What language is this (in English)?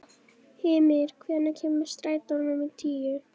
Icelandic